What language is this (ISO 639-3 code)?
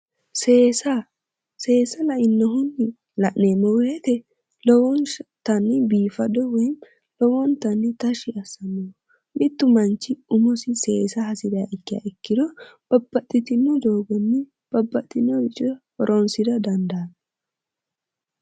sid